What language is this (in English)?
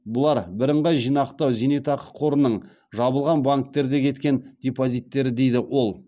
Kazakh